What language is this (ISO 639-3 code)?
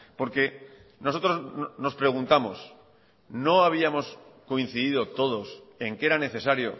spa